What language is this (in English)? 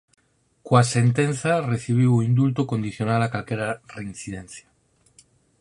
Galician